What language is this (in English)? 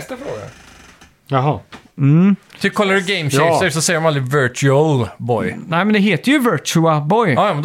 Swedish